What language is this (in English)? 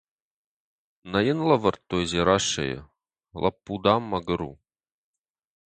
Ossetic